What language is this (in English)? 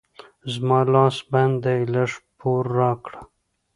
Pashto